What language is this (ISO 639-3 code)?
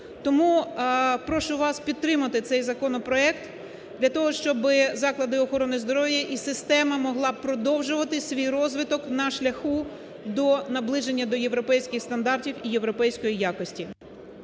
ukr